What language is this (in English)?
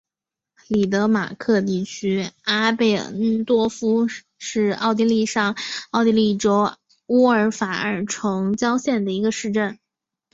Chinese